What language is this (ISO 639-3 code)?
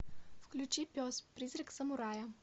rus